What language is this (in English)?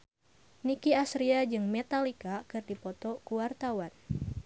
Sundanese